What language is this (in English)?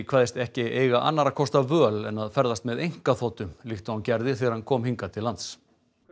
Icelandic